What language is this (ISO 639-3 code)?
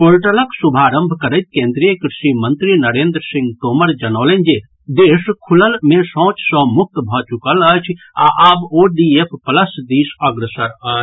mai